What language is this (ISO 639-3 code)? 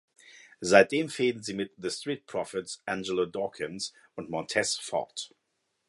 deu